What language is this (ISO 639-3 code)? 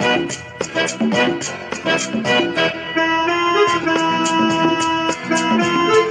eng